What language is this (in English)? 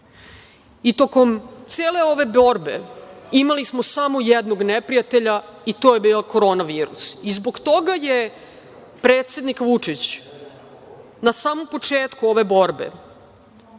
Serbian